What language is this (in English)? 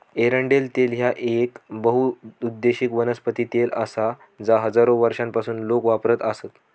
Marathi